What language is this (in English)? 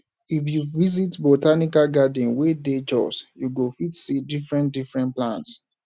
Nigerian Pidgin